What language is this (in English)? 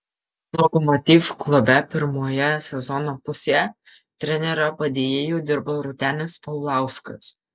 Lithuanian